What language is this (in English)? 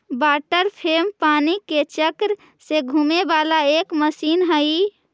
Magahi